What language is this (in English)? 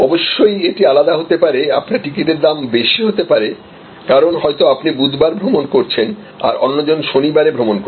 Bangla